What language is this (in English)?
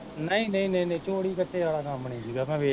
Punjabi